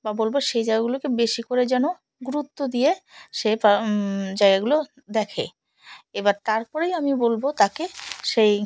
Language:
Bangla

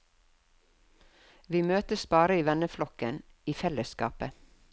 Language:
Norwegian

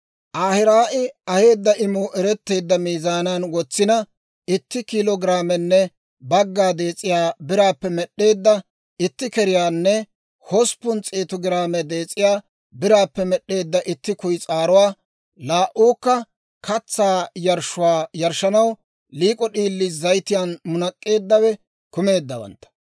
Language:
Dawro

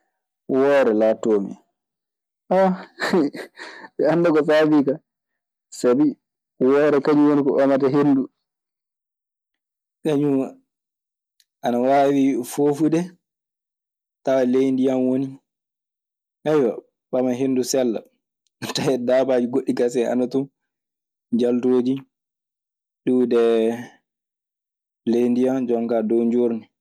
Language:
Maasina Fulfulde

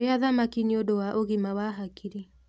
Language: Kikuyu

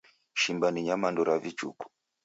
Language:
Taita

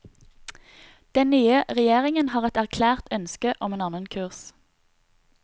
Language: Norwegian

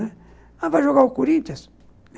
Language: Portuguese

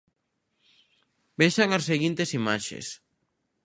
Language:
Galician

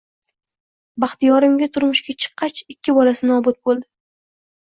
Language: Uzbek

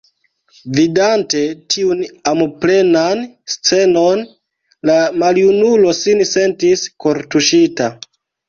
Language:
Esperanto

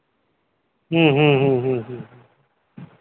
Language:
Santali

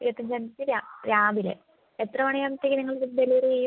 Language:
Malayalam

